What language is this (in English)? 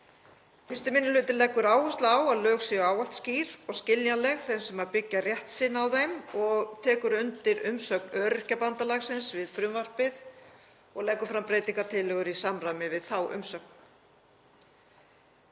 Icelandic